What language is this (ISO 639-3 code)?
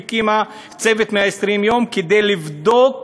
heb